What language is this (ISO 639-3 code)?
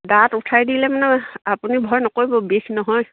asm